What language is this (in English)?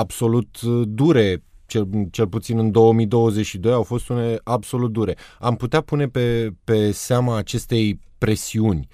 Romanian